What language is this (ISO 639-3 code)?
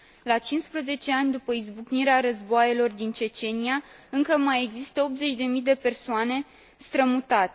ron